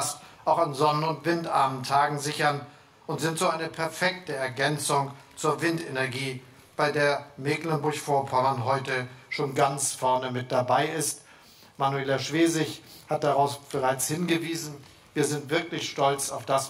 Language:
German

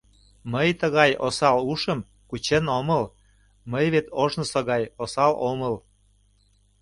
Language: Mari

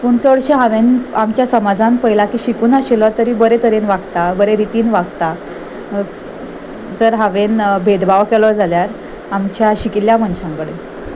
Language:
Konkani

